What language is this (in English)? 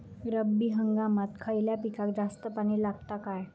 Marathi